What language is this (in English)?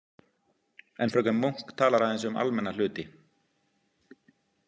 Icelandic